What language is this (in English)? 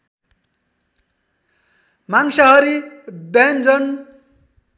Nepali